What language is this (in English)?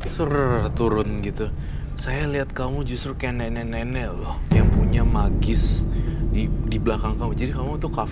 Indonesian